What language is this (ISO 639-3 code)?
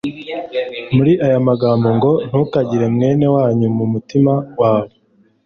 kin